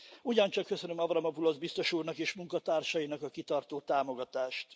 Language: Hungarian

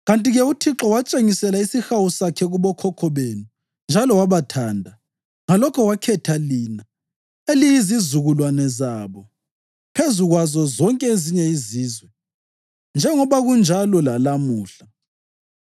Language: North Ndebele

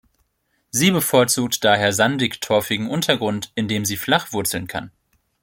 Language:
German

